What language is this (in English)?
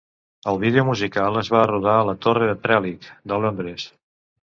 Catalan